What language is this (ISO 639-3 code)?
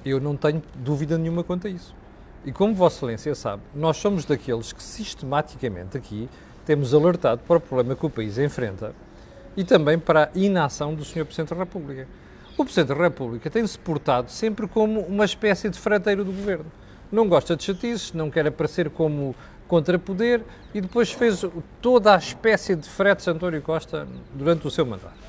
por